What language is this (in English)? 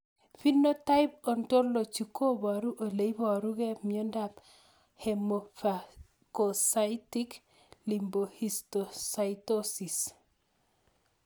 Kalenjin